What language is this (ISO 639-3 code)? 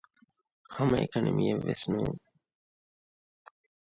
div